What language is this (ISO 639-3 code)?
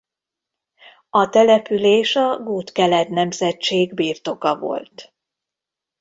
hun